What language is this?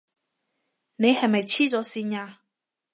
Cantonese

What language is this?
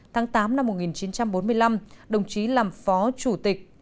Vietnamese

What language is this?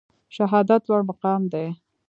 Pashto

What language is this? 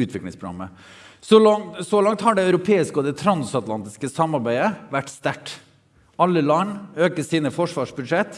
Norwegian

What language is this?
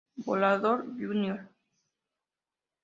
Spanish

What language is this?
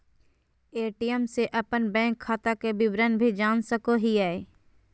Magahi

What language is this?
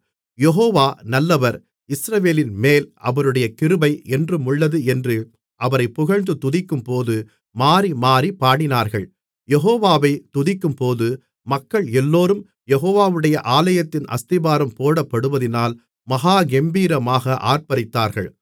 Tamil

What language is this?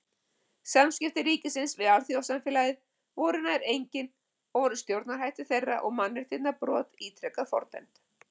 Icelandic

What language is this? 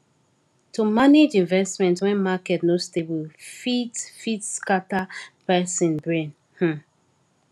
Nigerian Pidgin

